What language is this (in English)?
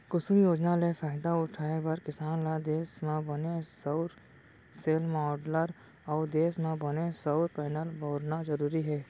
Chhattisgarhi